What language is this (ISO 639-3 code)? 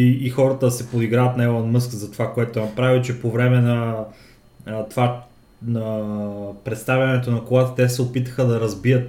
bul